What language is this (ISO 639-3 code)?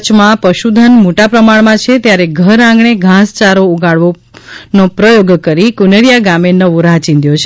guj